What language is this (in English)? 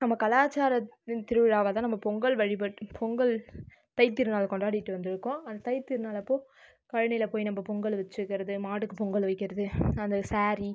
Tamil